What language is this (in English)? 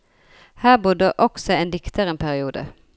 Norwegian